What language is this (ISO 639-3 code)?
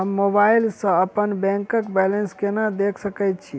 mai